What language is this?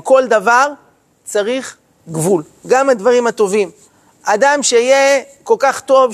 Hebrew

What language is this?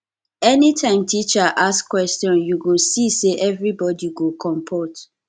Nigerian Pidgin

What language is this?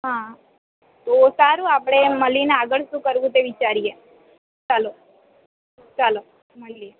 Gujarati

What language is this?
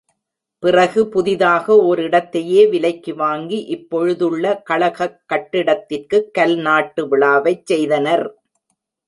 Tamil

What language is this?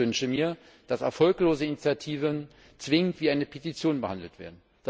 German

